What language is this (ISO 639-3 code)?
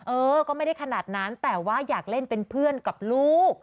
tha